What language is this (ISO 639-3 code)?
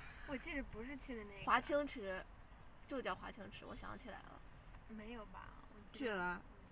zho